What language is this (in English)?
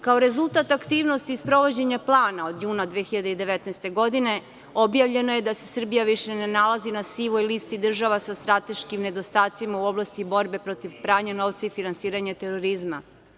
Serbian